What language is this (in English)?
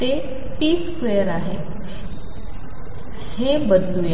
Marathi